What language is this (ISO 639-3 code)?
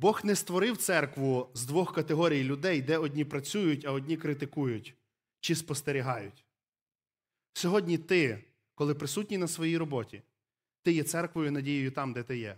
ukr